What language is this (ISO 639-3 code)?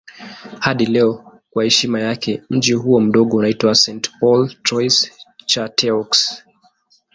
swa